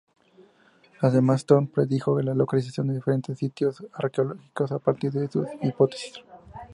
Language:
Spanish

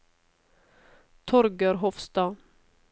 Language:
Norwegian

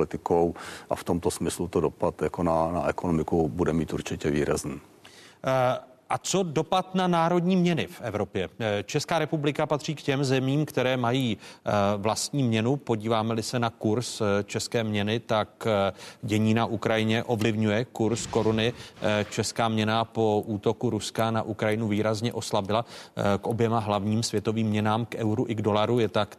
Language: Czech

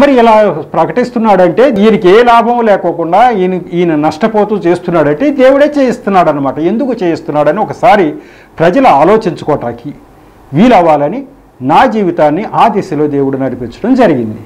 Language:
Telugu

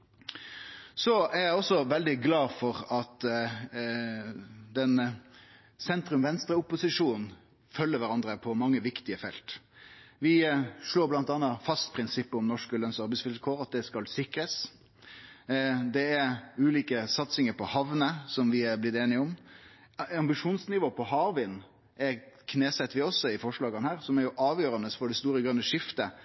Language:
Norwegian Nynorsk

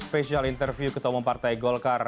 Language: Indonesian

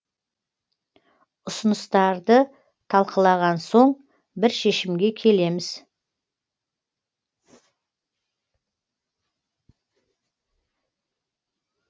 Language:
Kazakh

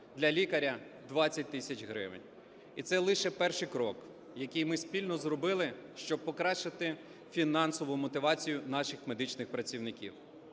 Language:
Ukrainian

